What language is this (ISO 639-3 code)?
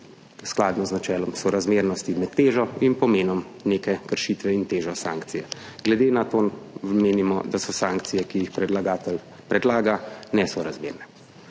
slv